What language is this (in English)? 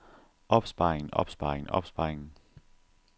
Danish